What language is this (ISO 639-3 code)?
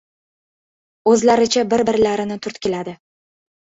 uzb